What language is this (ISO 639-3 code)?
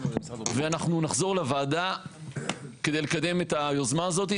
heb